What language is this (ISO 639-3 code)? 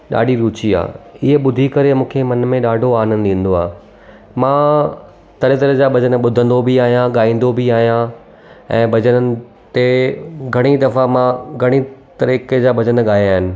snd